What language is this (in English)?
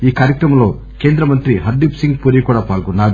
Telugu